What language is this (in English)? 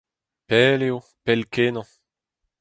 Breton